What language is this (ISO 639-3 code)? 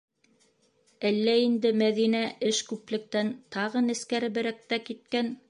bak